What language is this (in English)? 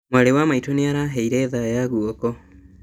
Kikuyu